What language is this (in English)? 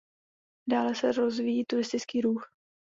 Czech